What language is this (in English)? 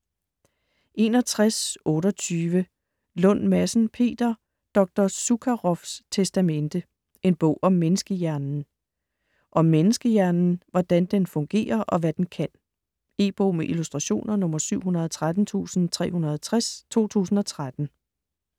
Danish